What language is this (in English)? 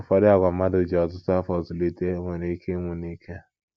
Igbo